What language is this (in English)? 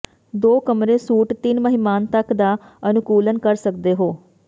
Punjabi